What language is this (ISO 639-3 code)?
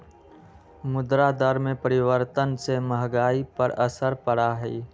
mag